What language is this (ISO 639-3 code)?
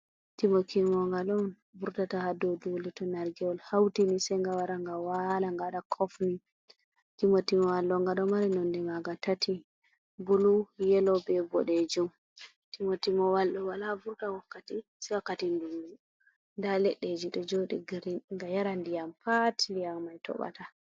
ful